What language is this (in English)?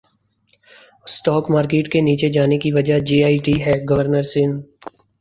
Urdu